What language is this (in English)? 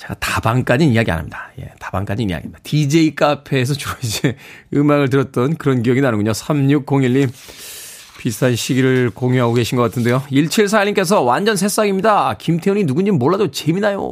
Korean